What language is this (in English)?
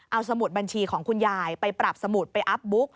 Thai